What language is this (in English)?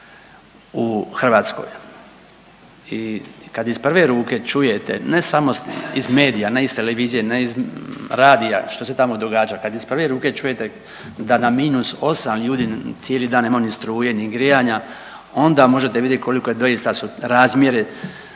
Croatian